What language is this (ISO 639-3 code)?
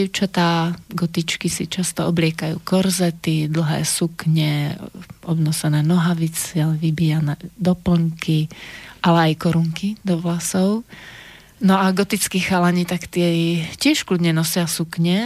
slk